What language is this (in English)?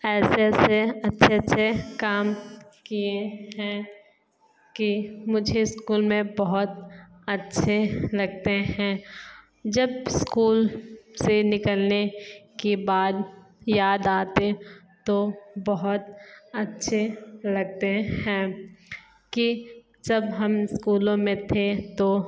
Hindi